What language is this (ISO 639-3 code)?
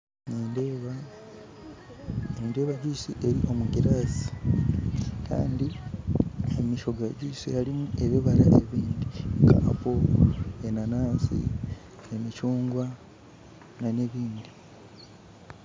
nyn